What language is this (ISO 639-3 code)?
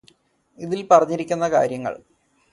mal